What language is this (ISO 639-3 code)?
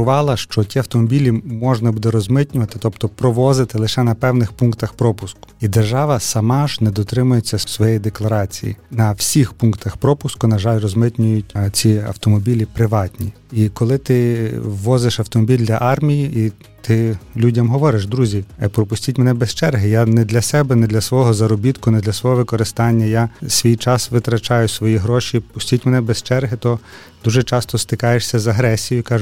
ukr